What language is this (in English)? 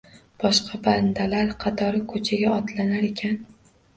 Uzbek